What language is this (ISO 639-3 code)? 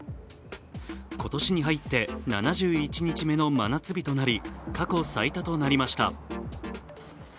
jpn